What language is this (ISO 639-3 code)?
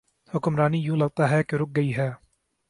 urd